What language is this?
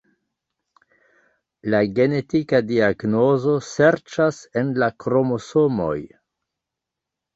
Esperanto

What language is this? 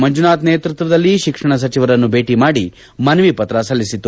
Kannada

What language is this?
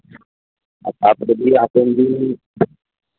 Santali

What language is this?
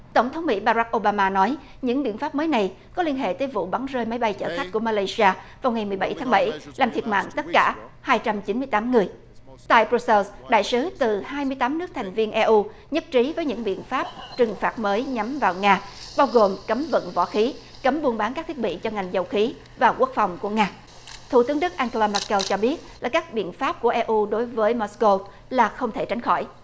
Vietnamese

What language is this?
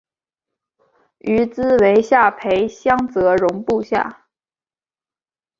Chinese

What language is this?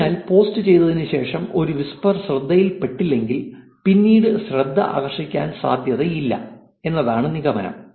Malayalam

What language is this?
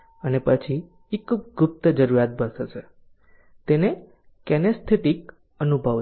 Gujarati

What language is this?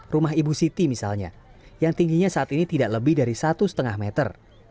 Indonesian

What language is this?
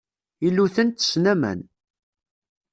Kabyle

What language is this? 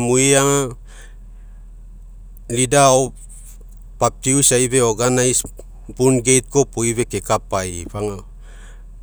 Mekeo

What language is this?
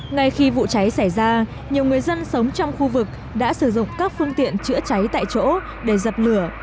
Vietnamese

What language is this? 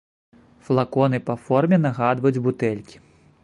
Belarusian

